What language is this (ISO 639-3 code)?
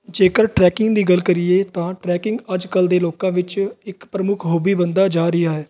pan